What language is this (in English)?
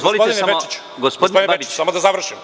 Serbian